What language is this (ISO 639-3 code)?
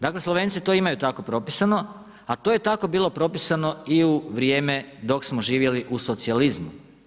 hrv